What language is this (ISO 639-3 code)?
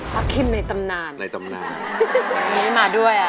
tha